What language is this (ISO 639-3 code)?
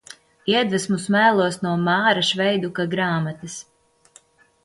lav